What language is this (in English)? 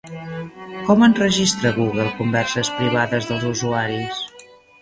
Catalan